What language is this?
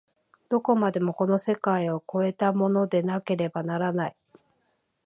Japanese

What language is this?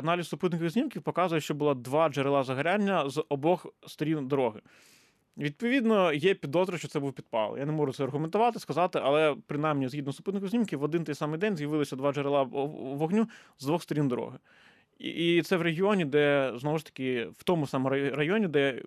Ukrainian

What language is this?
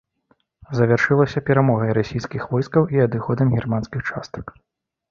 Belarusian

